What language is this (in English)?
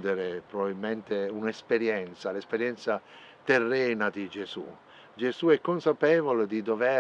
Italian